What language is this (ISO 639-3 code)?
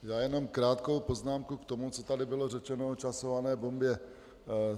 ces